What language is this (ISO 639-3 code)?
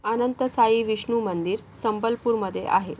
mar